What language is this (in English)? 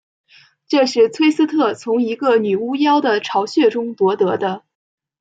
Chinese